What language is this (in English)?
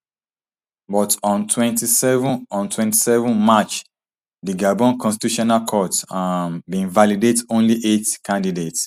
Nigerian Pidgin